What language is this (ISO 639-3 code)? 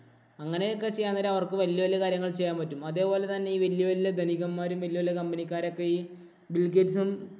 mal